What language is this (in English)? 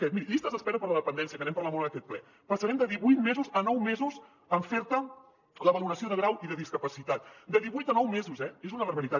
Catalan